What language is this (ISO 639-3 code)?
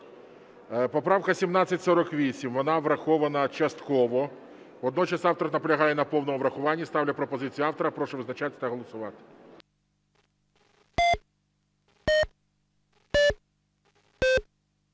ukr